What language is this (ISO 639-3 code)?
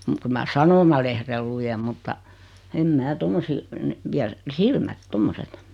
fin